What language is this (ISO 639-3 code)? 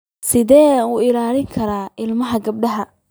som